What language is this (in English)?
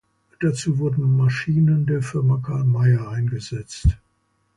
German